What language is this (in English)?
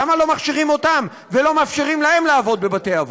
Hebrew